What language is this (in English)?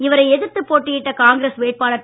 Tamil